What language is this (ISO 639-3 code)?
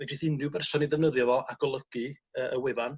cym